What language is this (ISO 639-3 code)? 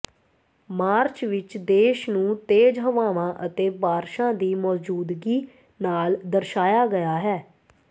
pan